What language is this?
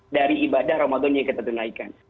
Indonesian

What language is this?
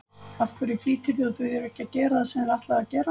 Icelandic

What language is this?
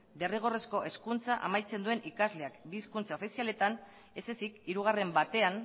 Basque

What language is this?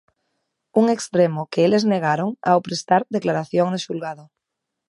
Galician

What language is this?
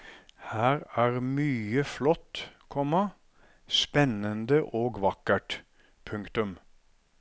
Norwegian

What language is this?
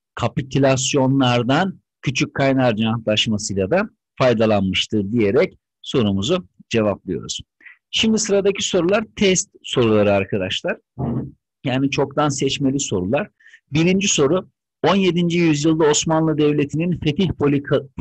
Turkish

